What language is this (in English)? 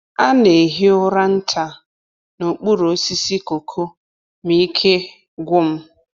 Igbo